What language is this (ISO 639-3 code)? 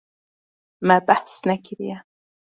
kur